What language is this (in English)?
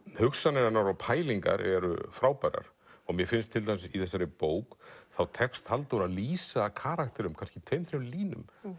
Icelandic